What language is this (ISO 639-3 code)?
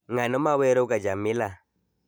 luo